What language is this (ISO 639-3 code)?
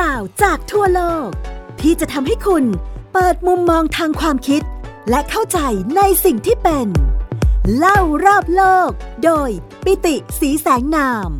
tha